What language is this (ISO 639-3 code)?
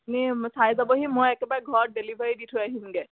asm